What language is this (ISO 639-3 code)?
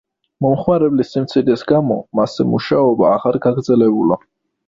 kat